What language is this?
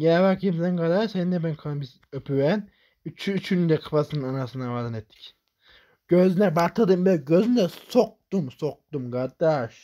Turkish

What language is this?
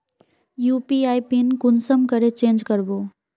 Magahi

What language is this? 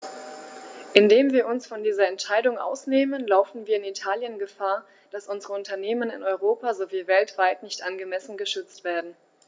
German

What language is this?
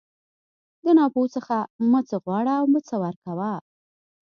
Pashto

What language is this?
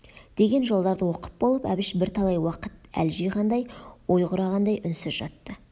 Kazakh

